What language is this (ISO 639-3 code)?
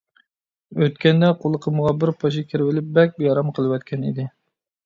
uig